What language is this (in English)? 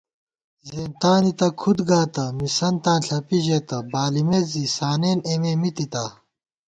Gawar-Bati